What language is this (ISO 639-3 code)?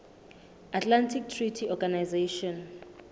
sot